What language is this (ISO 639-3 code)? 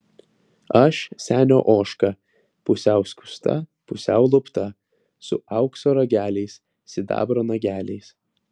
lit